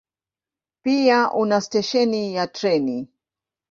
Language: Swahili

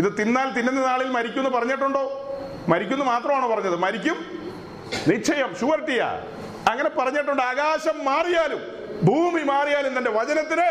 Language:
Malayalam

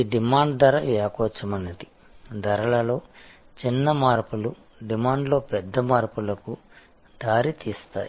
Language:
Telugu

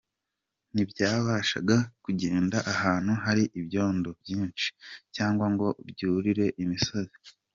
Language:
Kinyarwanda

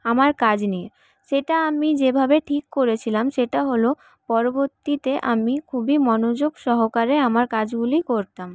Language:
Bangla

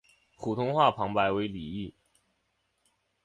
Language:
Chinese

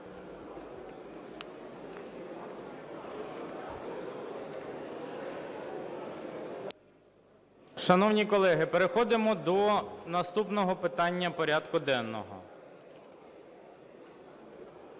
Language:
Ukrainian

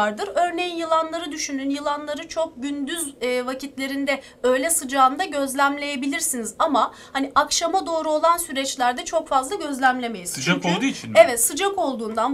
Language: Turkish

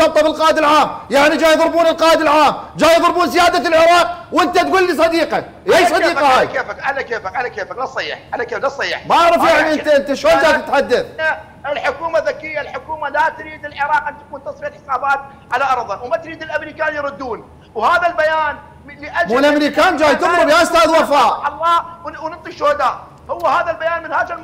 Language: Arabic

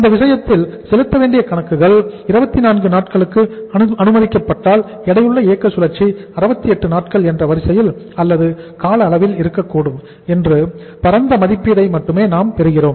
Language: Tamil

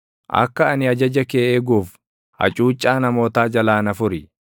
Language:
Oromo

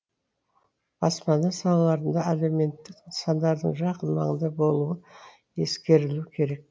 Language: Kazakh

